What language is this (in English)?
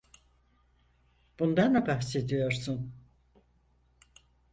Turkish